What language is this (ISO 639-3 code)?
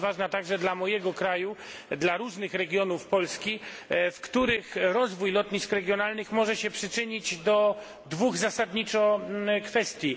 pol